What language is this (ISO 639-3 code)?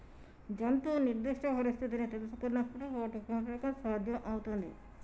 tel